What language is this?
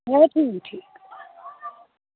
Dogri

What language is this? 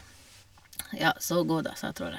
Norwegian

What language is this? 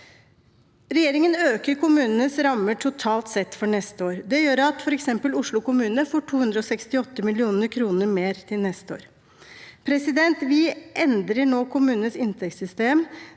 Norwegian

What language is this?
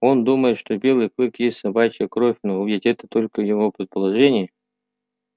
Russian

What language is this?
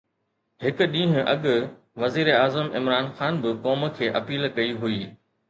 Sindhi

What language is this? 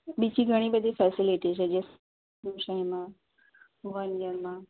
Gujarati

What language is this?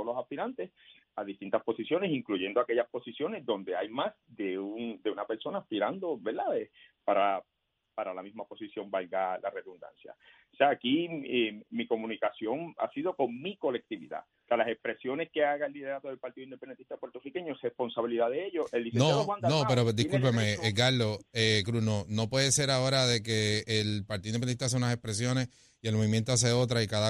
Spanish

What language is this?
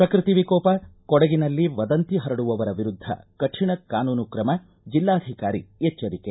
Kannada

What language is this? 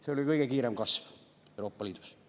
Estonian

